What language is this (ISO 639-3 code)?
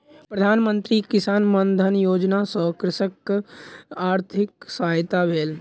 mai